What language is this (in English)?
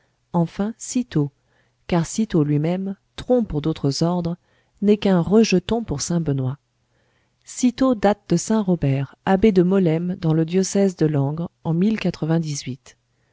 French